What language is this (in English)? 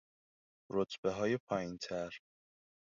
Persian